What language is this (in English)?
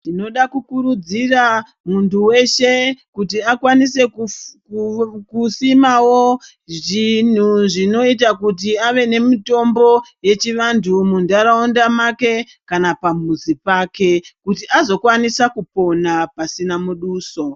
Ndau